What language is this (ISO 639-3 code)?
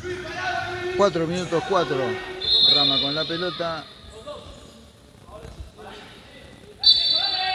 spa